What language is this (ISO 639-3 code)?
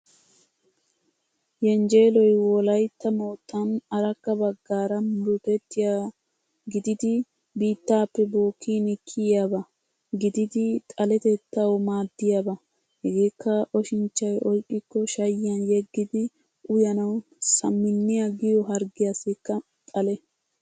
wal